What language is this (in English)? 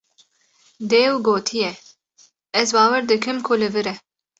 Kurdish